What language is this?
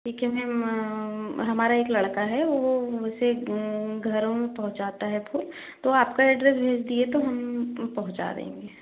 Hindi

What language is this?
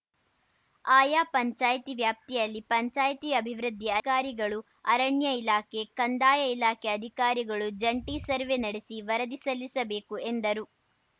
Kannada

